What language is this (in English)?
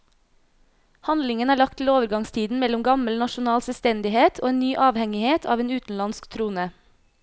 Norwegian